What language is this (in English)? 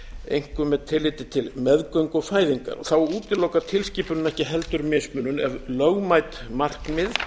Icelandic